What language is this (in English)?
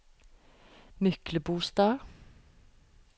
Norwegian